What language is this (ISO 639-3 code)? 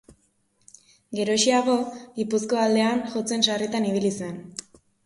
eus